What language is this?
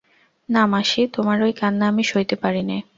Bangla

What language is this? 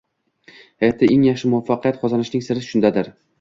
Uzbek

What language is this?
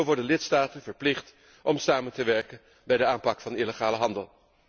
Dutch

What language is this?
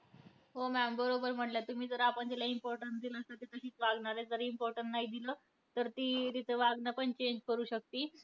Marathi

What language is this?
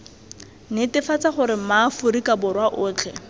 Tswana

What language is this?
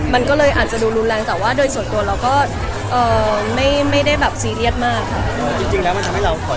Thai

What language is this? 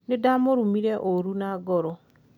Kikuyu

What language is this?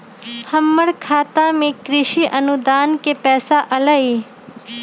Magahi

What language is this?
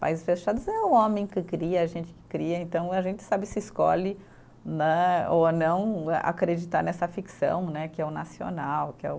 Portuguese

